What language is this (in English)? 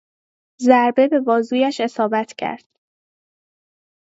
Persian